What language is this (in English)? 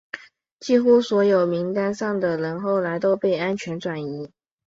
Chinese